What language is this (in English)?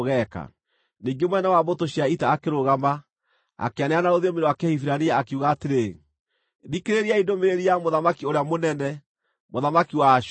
Kikuyu